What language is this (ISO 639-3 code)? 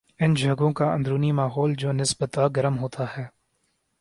urd